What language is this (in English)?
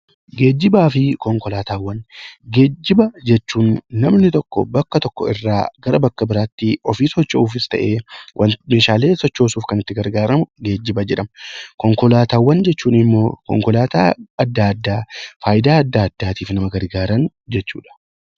Oromo